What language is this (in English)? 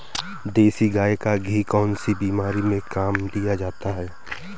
Hindi